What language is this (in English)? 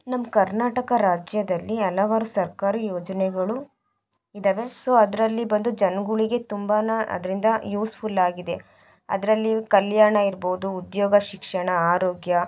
Kannada